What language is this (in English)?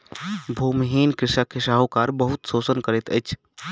Maithili